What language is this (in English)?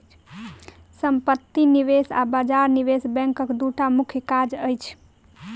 Maithili